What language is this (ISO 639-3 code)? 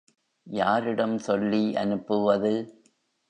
tam